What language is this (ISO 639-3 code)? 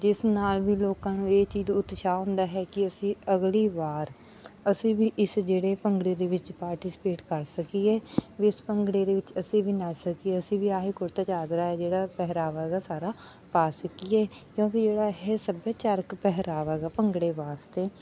pan